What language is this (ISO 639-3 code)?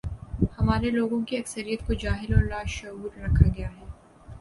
urd